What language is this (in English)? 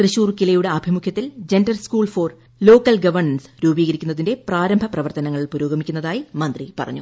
Malayalam